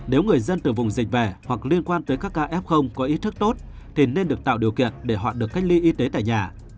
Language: Vietnamese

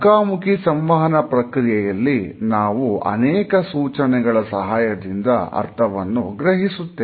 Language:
Kannada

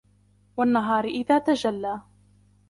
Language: Arabic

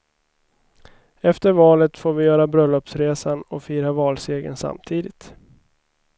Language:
Swedish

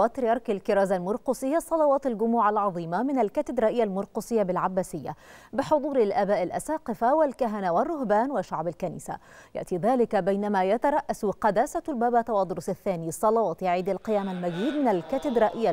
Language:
Arabic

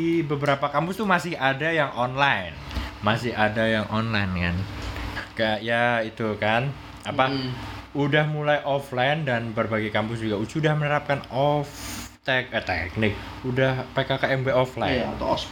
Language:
Indonesian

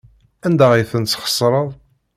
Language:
Kabyle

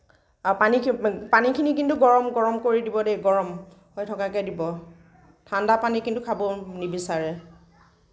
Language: Assamese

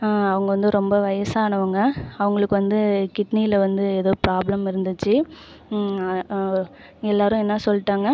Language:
Tamil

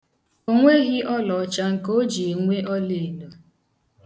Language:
Igbo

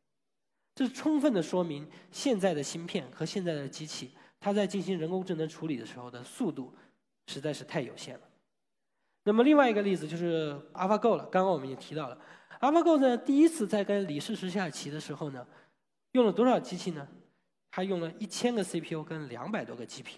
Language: Chinese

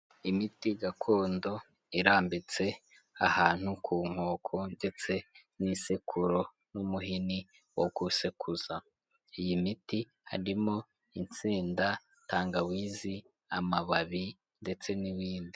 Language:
Kinyarwanda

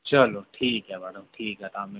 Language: Dogri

